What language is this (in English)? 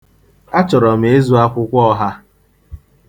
Igbo